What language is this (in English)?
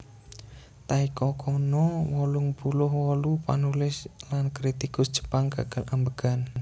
Javanese